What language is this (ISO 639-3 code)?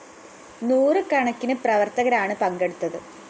mal